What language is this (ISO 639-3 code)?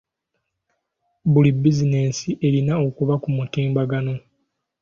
lug